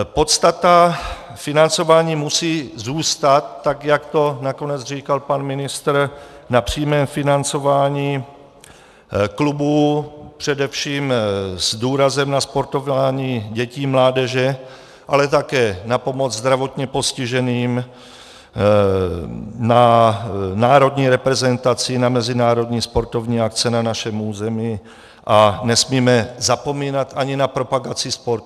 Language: Czech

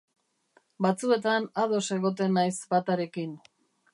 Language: Basque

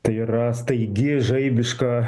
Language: Lithuanian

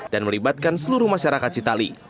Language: Indonesian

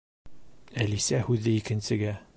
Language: Bashkir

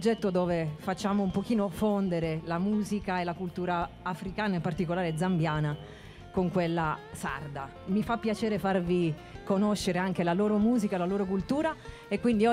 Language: Italian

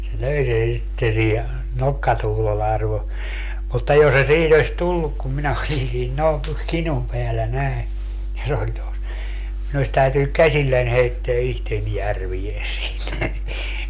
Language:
Finnish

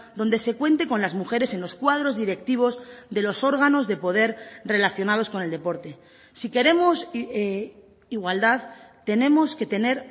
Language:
Spanish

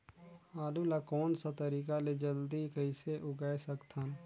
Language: Chhattisgarhi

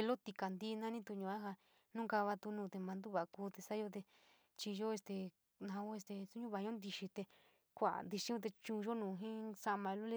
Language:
San Miguel El Grande Mixtec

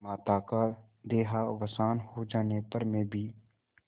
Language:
Hindi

